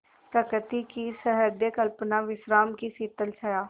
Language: Hindi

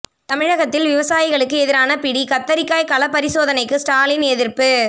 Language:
Tamil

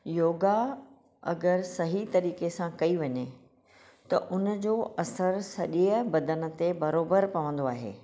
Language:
Sindhi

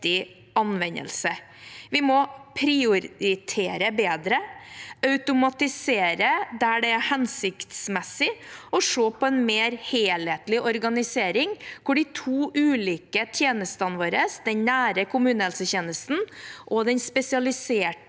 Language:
Norwegian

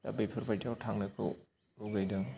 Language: Bodo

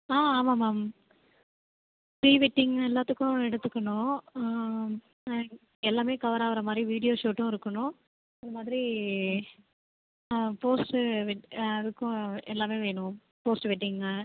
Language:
Tamil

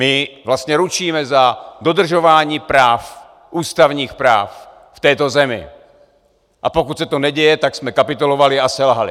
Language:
Czech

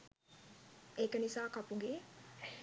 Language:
Sinhala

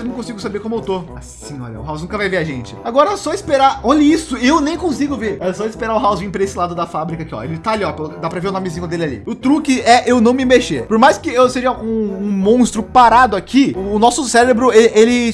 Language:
Portuguese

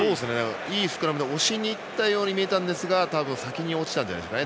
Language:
Japanese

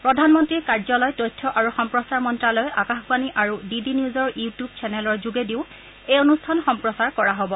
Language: Assamese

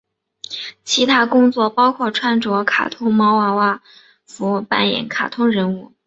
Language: Chinese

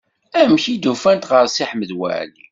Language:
Kabyle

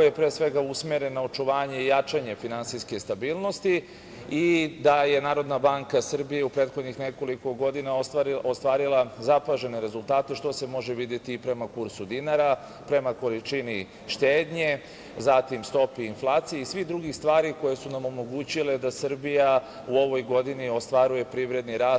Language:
Serbian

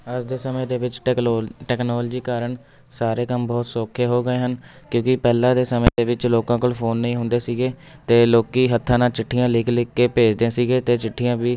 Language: Punjabi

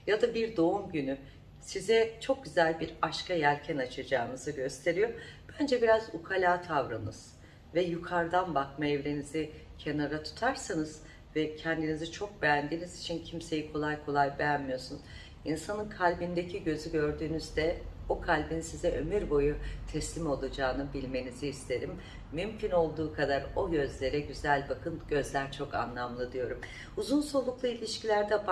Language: Turkish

